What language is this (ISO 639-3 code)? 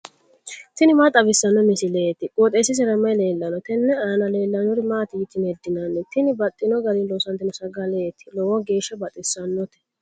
sid